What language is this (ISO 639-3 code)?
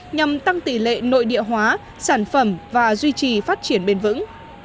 vie